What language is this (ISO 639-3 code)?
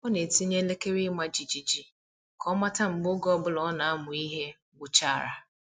ibo